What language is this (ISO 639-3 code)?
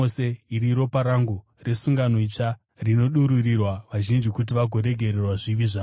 sna